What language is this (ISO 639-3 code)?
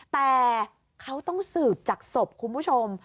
tha